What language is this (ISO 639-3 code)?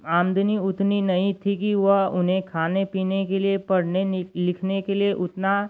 hin